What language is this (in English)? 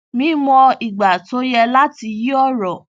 Yoruba